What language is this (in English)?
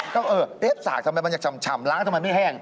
Thai